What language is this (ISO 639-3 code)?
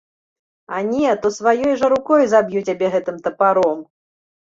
bel